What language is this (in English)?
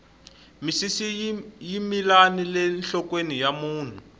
Tsonga